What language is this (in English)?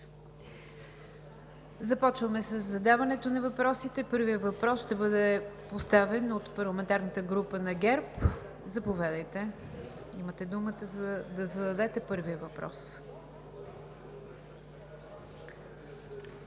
Bulgarian